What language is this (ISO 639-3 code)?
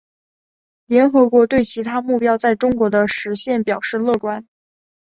zho